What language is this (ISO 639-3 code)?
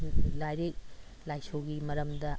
mni